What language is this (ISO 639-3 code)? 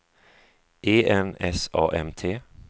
swe